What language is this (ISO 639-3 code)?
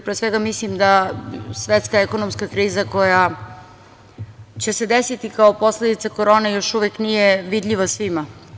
srp